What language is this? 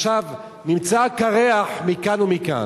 Hebrew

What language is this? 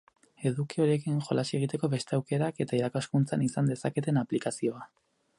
Basque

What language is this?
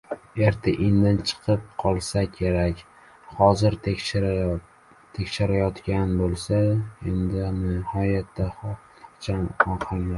Uzbek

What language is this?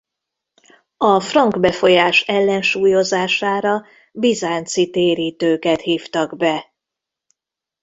Hungarian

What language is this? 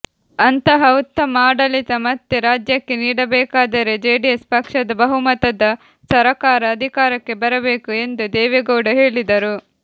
Kannada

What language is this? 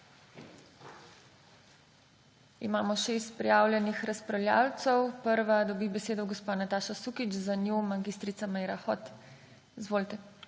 Slovenian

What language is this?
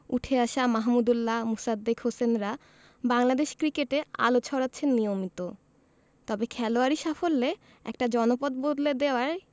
Bangla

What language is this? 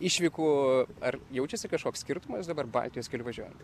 Lithuanian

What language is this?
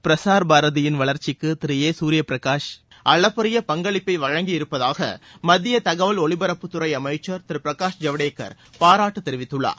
Tamil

